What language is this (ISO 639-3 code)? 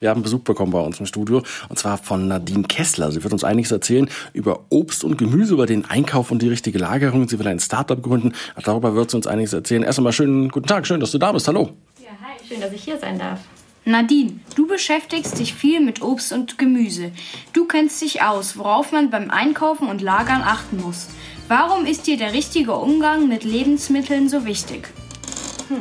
deu